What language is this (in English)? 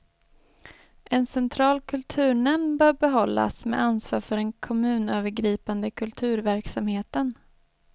Swedish